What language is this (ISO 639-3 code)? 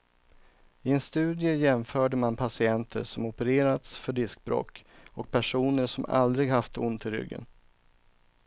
swe